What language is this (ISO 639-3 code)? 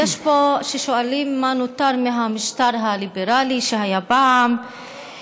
heb